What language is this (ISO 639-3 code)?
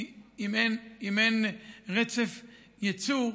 heb